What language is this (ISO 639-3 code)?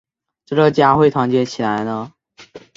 zho